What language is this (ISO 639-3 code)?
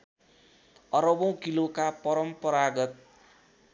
nep